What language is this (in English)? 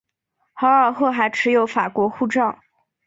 Chinese